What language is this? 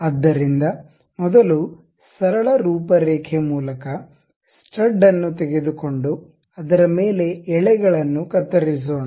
Kannada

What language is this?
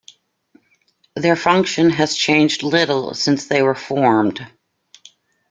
English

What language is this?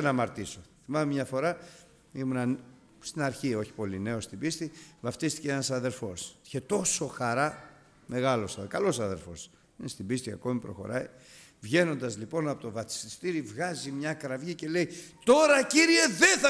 Greek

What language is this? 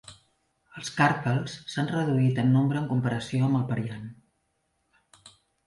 Catalan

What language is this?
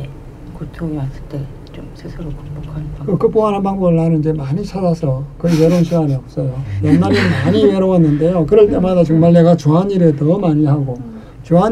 Korean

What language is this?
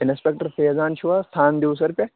Kashmiri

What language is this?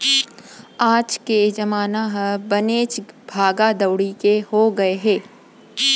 Chhattisgarhi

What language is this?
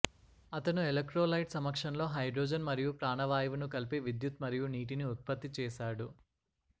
Telugu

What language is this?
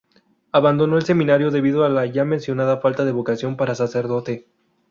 Spanish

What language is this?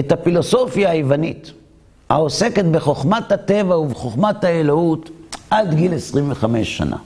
Hebrew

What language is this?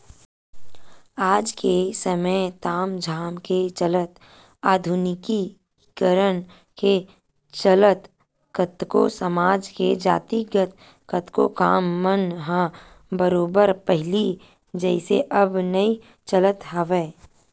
Chhattisgarhi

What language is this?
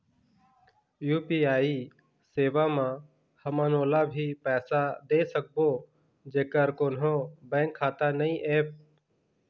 Chhattisgarhi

